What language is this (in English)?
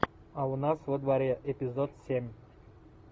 Russian